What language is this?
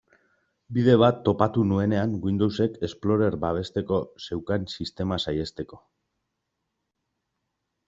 Basque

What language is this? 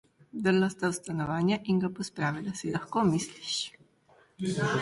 Slovenian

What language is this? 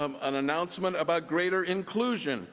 English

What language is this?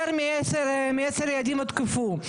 Hebrew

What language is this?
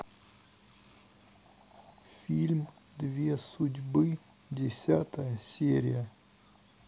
Russian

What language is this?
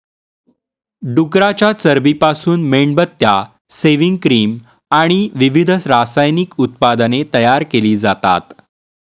Marathi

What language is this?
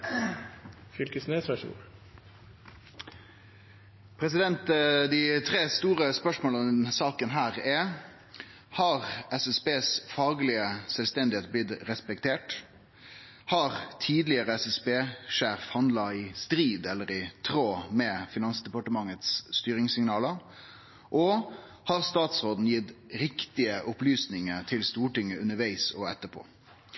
Norwegian Nynorsk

